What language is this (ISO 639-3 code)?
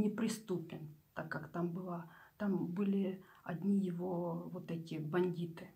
rus